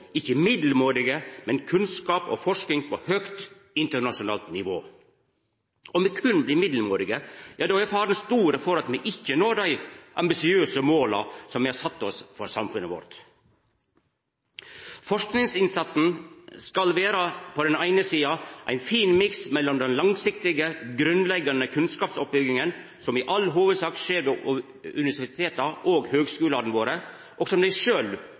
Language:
Norwegian Nynorsk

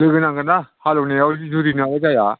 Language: Bodo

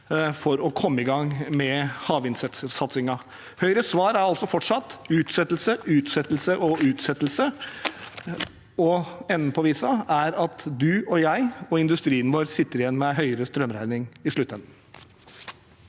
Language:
Norwegian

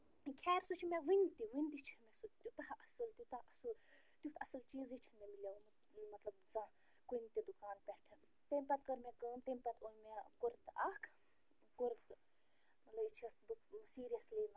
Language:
Kashmiri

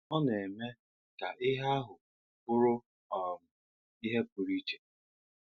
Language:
Igbo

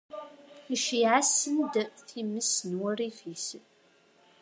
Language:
Kabyle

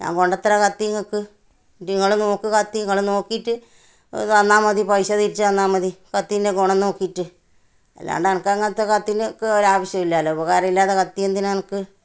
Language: Malayalam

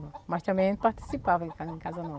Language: Portuguese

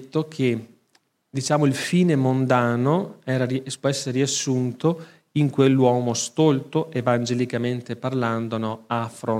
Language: Italian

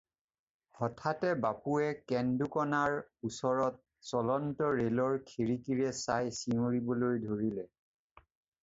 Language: Assamese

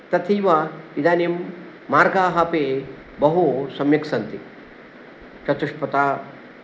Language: Sanskrit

